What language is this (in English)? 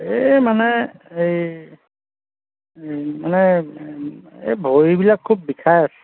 Assamese